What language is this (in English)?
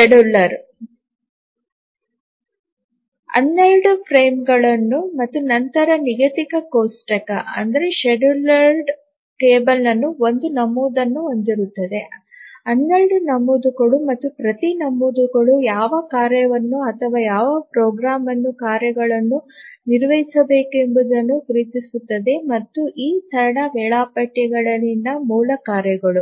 Kannada